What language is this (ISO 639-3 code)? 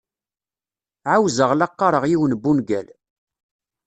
kab